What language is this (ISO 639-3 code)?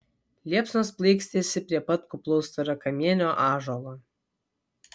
lit